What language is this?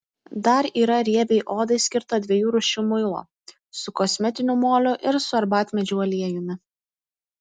Lithuanian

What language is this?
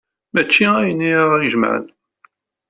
Kabyle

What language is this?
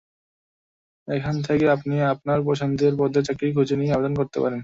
Bangla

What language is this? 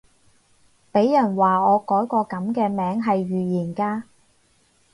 Cantonese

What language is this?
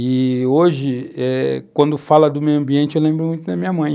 Portuguese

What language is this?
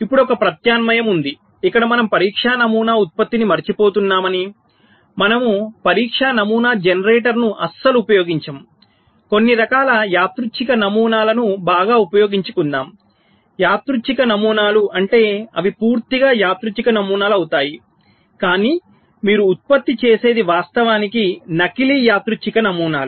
Telugu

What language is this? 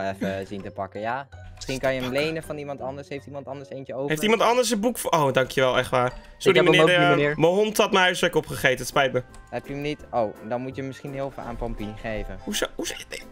Dutch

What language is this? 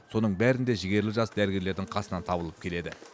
Kazakh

